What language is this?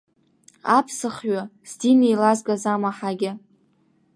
Abkhazian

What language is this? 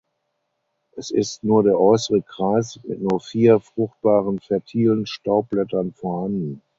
German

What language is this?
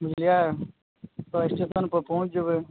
Maithili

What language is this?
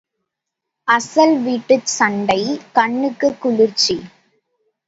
Tamil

